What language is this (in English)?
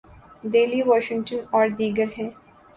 Urdu